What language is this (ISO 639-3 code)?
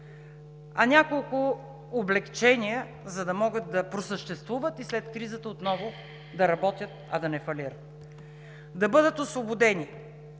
bul